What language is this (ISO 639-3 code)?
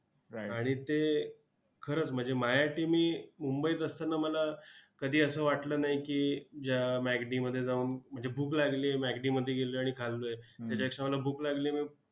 mar